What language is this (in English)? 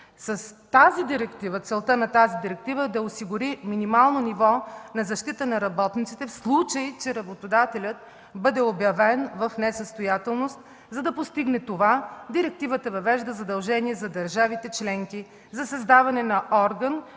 Bulgarian